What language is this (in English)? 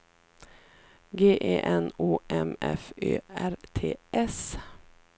Swedish